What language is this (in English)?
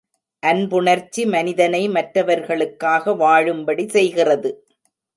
Tamil